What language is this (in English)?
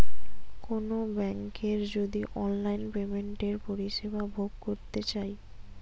Bangla